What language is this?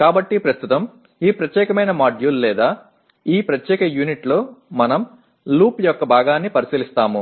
Telugu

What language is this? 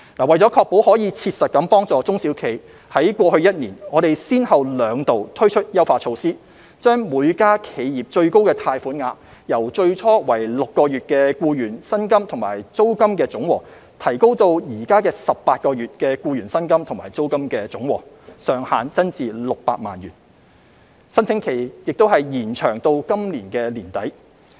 Cantonese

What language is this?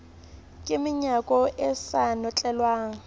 Southern Sotho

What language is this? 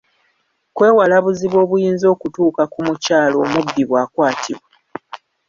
Ganda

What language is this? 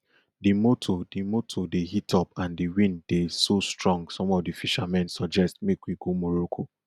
Nigerian Pidgin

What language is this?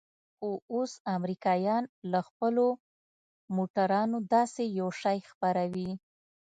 Pashto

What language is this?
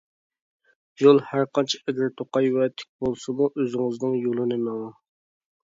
Uyghur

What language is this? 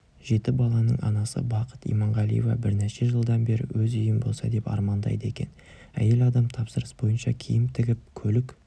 Kazakh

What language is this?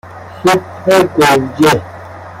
Persian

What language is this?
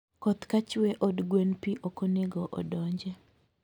Luo (Kenya and Tanzania)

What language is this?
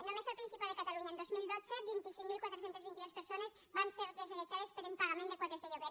Catalan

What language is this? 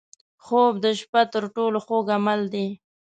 Pashto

